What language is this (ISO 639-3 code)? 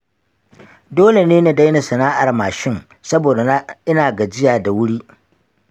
hau